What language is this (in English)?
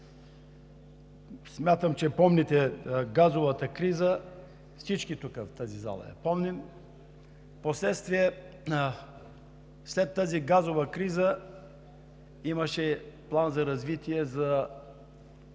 Bulgarian